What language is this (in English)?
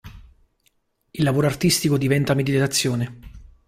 Italian